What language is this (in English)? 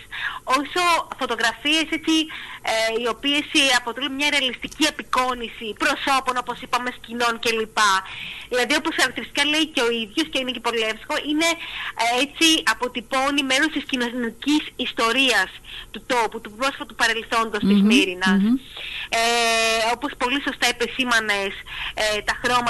Greek